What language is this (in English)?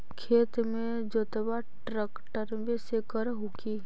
Magahi